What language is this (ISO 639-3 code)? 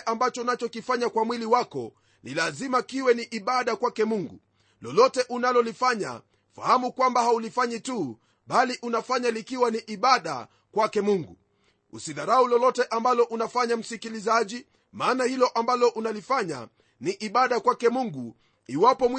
swa